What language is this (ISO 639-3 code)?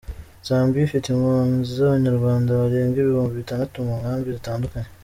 kin